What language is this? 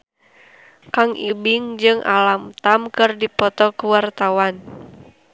Sundanese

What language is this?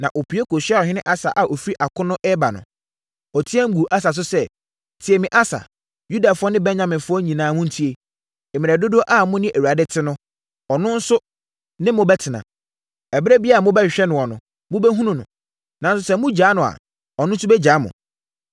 Akan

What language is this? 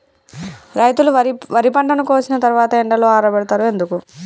Telugu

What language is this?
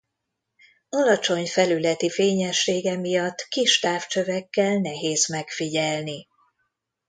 Hungarian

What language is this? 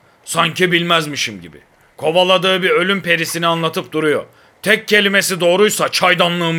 Turkish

